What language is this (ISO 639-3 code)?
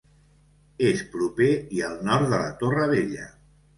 cat